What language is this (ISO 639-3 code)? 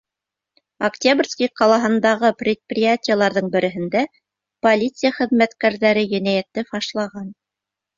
bak